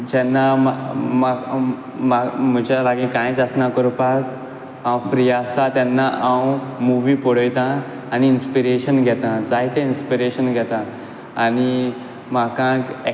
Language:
Konkani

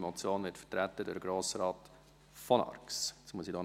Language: Swiss German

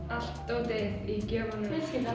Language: Icelandic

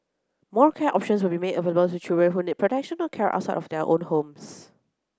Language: English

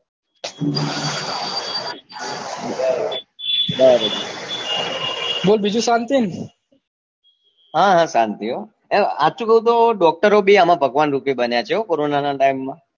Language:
Gujarati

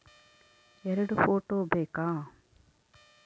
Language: Kannada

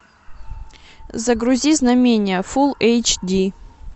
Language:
Russian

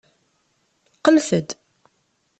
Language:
Kabyle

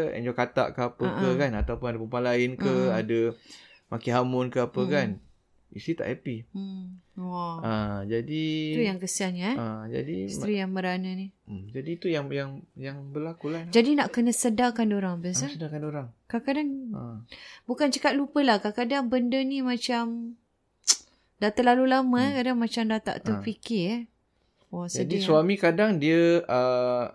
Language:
Malay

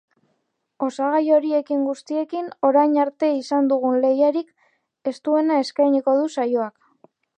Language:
Basque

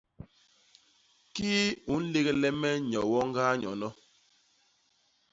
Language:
Basaa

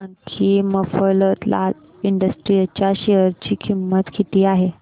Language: Marathi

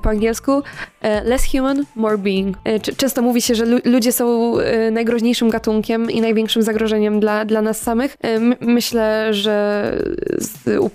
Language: Polish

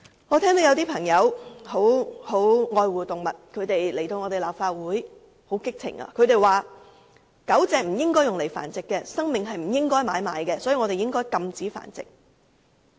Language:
Cantonese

